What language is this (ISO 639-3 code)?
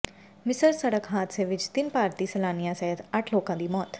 pan